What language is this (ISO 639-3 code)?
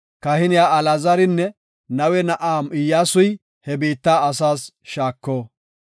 gof